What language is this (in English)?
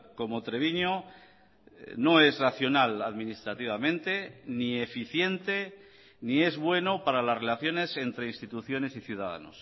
Spanish